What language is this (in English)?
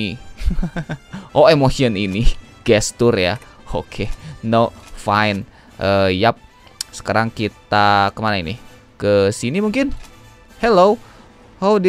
Indonesian